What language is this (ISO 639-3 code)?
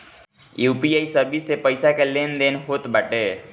bho